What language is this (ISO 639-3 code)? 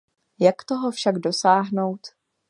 ces